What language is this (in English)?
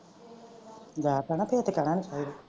Punjabi